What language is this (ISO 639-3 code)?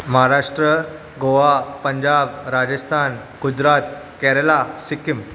snd